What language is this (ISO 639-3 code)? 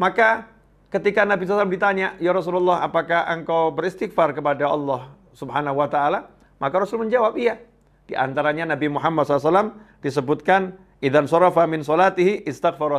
ind